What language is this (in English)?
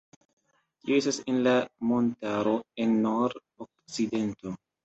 Esperanto